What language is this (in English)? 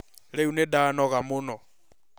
Kikuyu